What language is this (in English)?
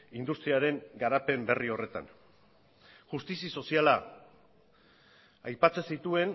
Basque